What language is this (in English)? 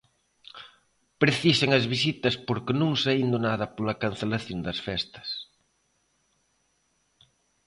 Galician